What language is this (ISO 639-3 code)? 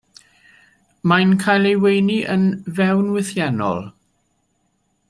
cym